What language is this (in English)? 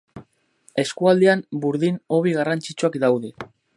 Basque